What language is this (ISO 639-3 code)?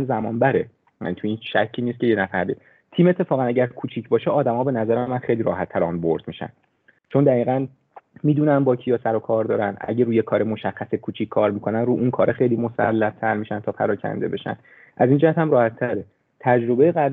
fas